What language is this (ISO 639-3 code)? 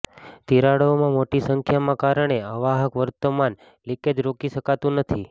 guj